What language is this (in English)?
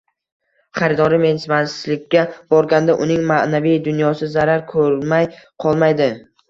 Uzbek